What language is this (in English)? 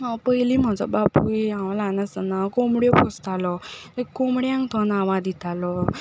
Konkani